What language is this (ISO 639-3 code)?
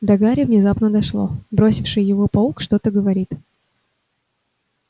rus